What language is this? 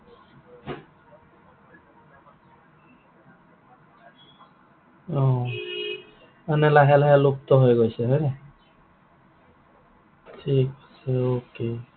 Assamese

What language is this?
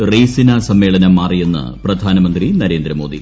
Malayalam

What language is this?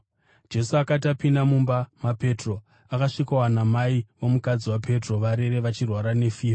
Shona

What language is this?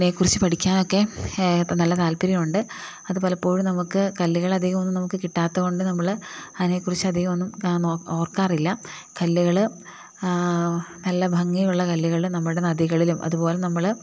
Malayalam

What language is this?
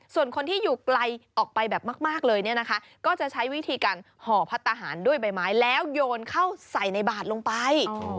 Thai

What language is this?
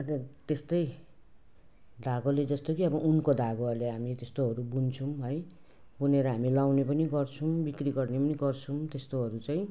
Nepali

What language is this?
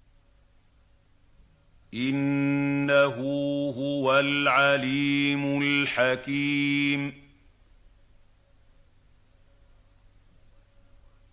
Arabic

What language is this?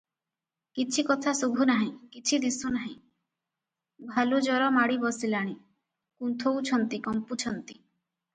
Odia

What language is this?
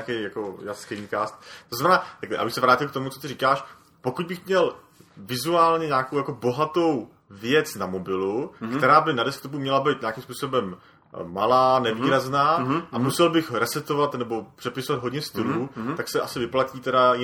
Czech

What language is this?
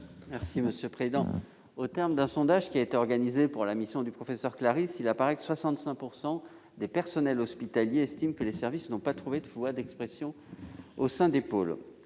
French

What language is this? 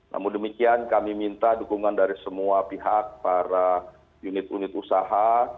Indonesian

